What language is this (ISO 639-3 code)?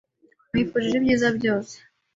kin